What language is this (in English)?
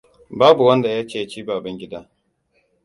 Hausa